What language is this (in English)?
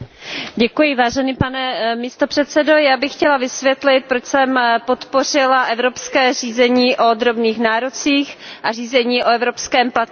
Czech